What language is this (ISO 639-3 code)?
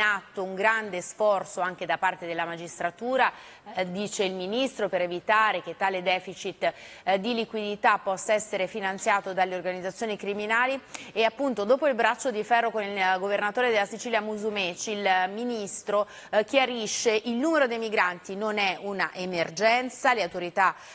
ita